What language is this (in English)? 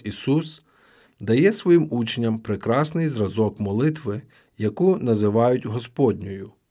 Ukrainian